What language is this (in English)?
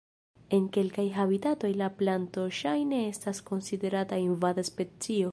Esperanto